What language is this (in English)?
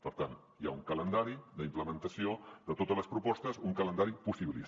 Catalan